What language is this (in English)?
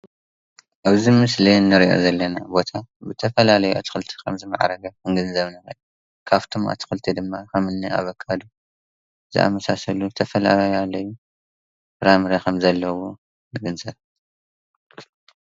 Tigrinya